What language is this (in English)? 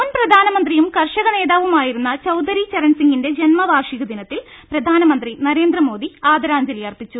Malayalam